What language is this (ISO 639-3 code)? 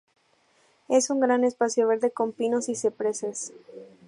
spa